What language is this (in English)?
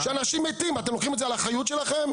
Hebrew